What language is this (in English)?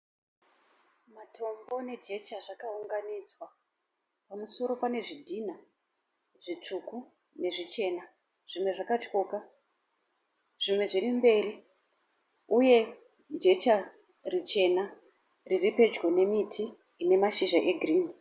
Shona